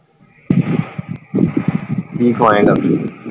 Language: Punjabi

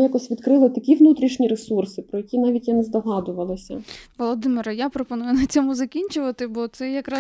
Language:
Ukrainian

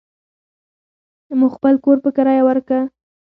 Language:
Pashto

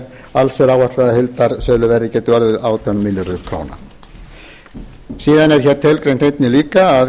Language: Icelandic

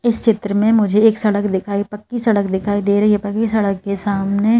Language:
Hindi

